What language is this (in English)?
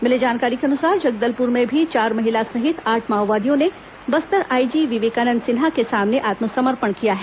Hindi